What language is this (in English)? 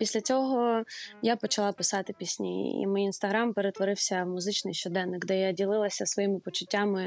Ukrainian